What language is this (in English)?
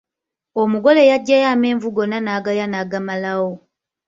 Ganda